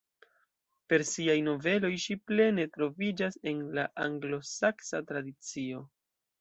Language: Esperanto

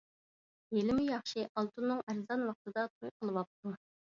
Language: Uyghur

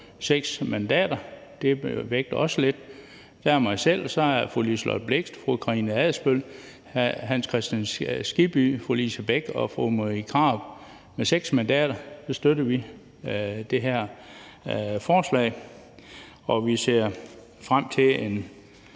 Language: Danish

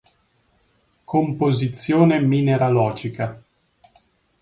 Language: Italian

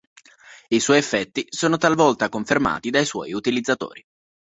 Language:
Italian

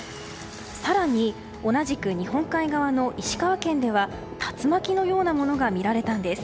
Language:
Japanese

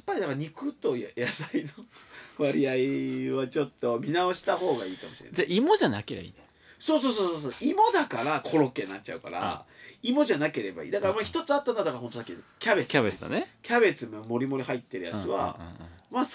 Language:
Japanese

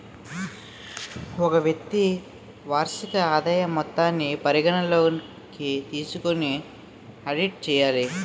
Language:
Telugu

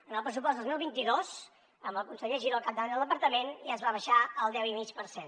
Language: Catalan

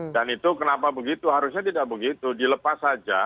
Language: Indonesian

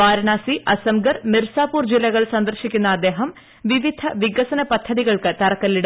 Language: Malayalam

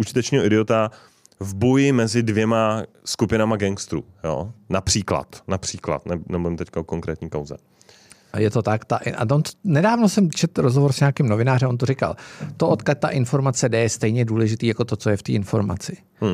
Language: Czech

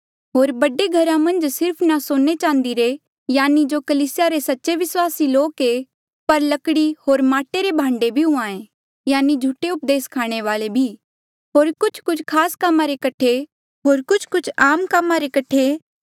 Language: Mandeali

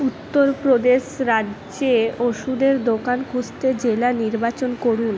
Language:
Bangla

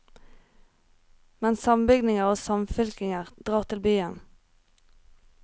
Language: Norwegian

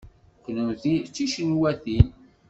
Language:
Kabyle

